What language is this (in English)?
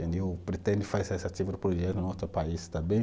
Portuguese